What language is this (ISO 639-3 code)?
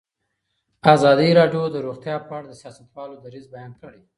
pus